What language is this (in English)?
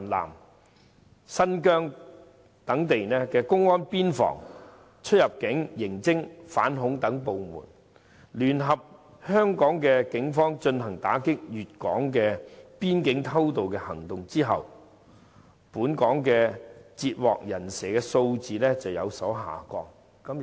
Cantonese